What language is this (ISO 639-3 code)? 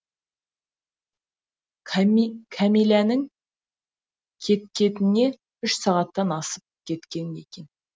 kaz